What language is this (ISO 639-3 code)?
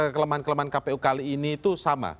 ind